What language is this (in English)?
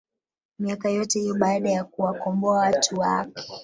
Swahili